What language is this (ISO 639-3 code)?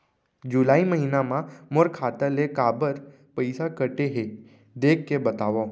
hne